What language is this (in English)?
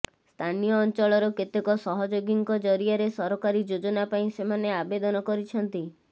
Odia